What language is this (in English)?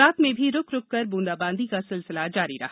Hindi